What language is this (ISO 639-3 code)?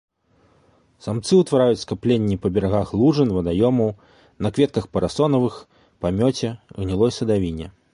bel